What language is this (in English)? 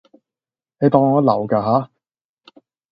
Cantonese